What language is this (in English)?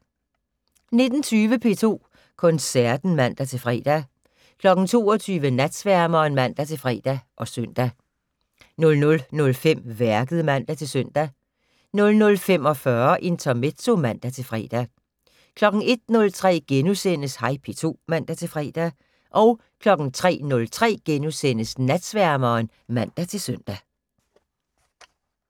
Danish